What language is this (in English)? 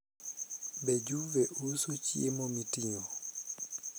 Luo (Kenya and Tanzania)